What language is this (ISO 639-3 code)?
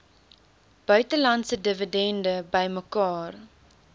afr